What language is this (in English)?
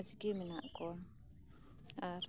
Santali